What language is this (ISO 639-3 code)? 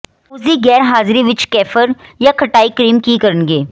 pan